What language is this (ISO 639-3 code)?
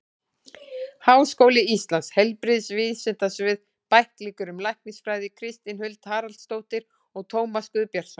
isl